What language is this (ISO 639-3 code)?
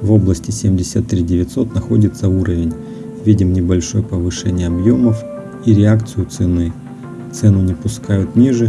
rus